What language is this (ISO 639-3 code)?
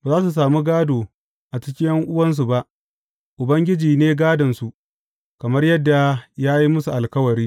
hau